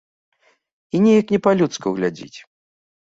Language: Belarusian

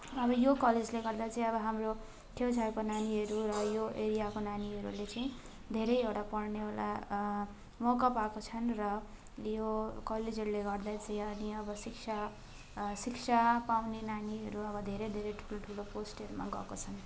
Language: Nepali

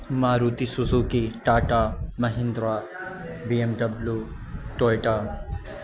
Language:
Urdu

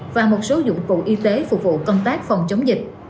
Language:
Vietnamese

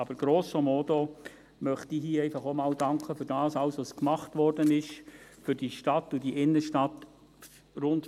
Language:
Swiss German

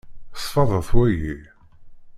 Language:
Kabyle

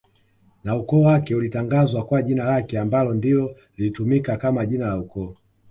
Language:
Swahili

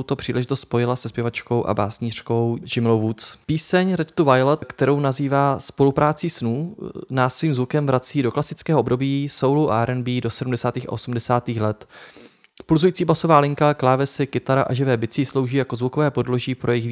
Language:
Czech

